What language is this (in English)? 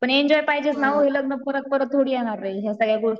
Marathi